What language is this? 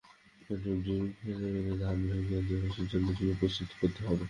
Bangla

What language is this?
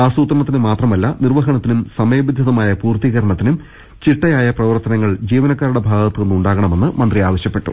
Malayalam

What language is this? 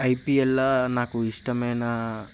Telugu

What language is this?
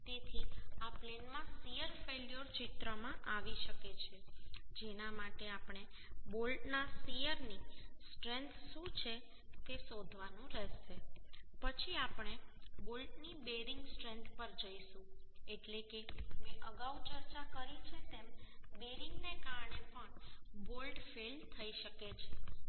Gujarati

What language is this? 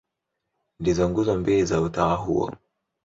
Swahili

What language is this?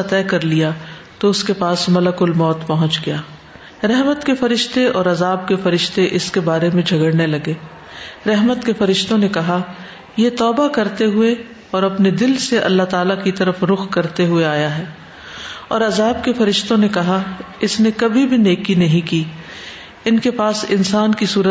Urdu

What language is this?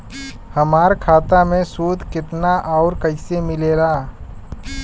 Bhojpuri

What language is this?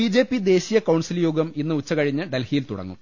Malayalam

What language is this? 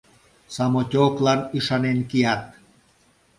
Mari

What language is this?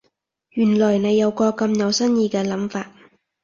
Cantonese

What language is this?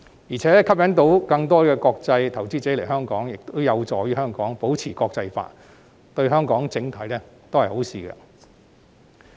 Cantonese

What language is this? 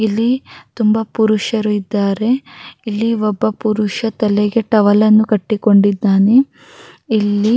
Kannada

